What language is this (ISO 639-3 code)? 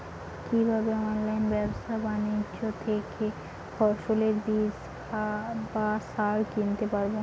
ben